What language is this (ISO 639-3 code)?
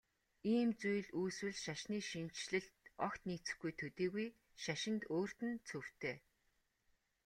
mon